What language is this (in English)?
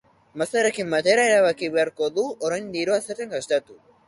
Basque